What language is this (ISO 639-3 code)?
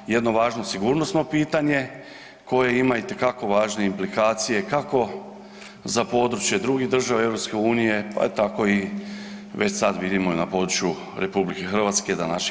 hrv